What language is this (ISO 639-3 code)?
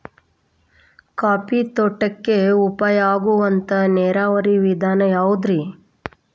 kan